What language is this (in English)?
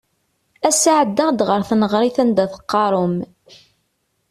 Kabyle